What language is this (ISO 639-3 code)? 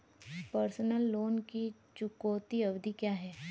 hin